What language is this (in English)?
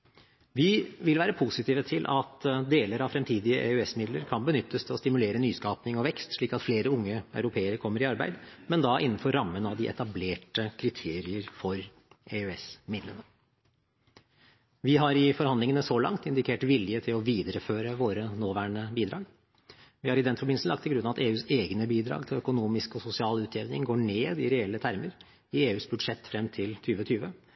Norwegian Bokmål